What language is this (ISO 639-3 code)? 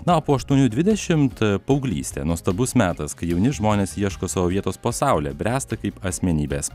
lit